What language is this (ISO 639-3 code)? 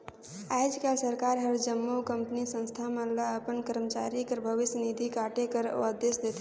hne